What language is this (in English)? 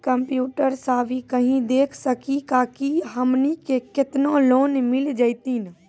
Maithili